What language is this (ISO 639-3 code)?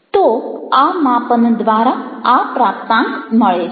guj